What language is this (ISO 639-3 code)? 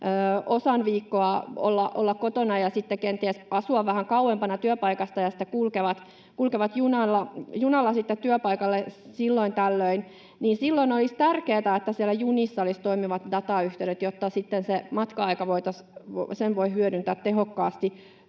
fin